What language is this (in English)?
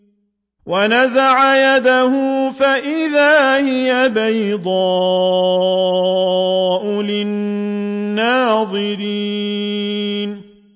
Arabic